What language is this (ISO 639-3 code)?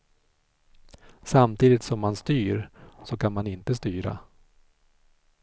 swe